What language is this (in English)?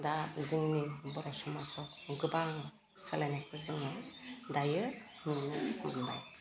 Bodo